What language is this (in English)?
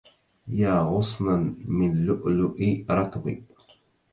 Arabic